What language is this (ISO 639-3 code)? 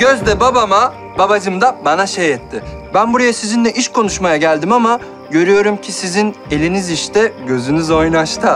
tur